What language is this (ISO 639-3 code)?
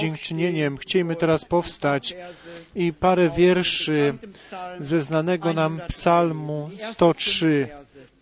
pol